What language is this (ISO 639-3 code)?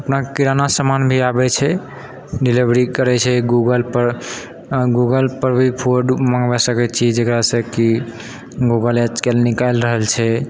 mai